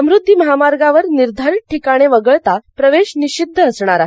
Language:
Marathi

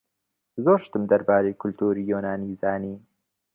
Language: Central Kurdish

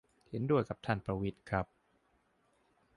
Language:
Thai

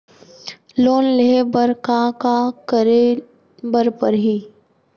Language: Chhattisgarhi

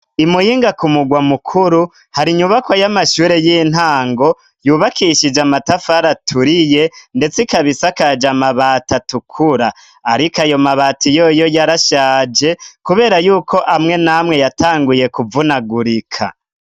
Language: Rundi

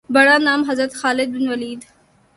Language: Urdu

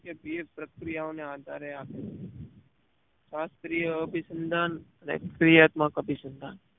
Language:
Gujarati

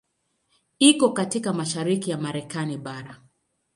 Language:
Swahili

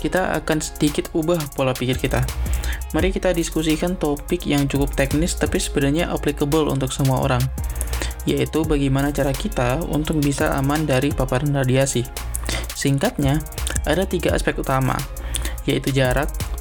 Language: Indonesian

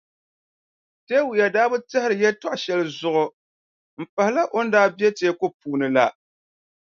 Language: Dagbani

